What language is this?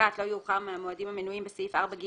Hebrew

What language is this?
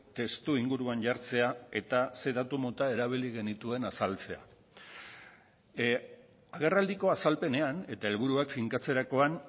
Basque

